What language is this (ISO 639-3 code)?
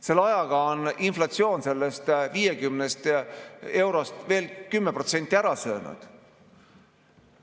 est